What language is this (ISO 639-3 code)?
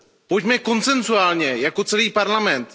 ces